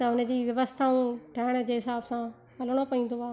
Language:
Sindhi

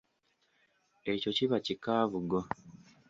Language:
Ganda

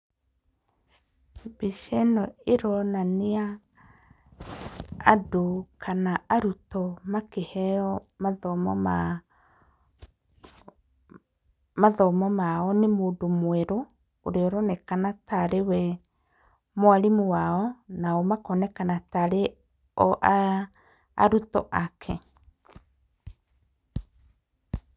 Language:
Kikuyu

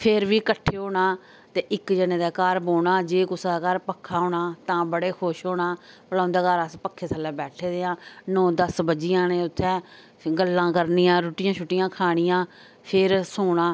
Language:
Dogri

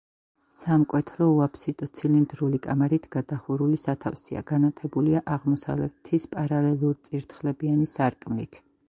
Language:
Georgian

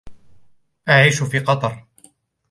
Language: Arabic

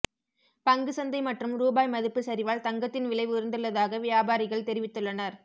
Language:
Tamil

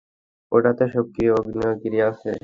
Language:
Bangla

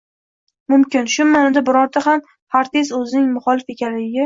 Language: Uzbek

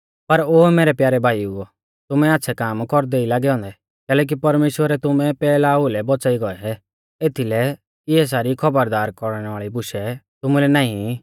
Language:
Mahasu Pahari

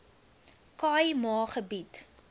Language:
Afrikaans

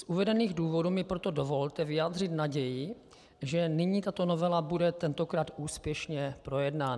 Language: Czech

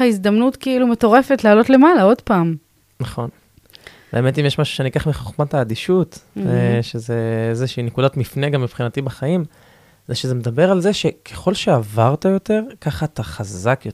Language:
Hebrew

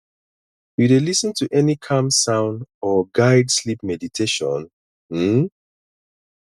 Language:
Nigerian Pidgin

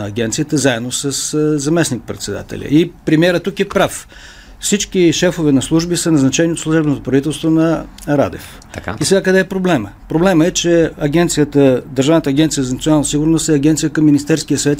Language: Bulgarian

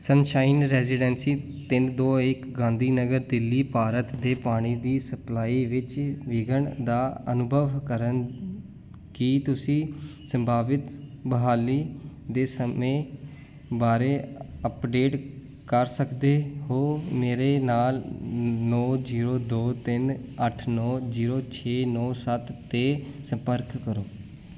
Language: Punjabi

